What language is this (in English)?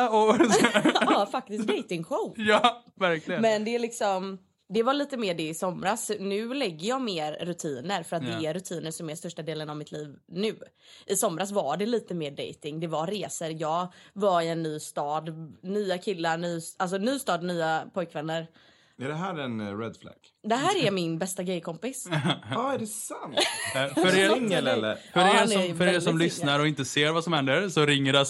Swedish